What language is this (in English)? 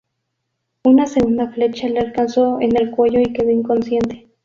Spanish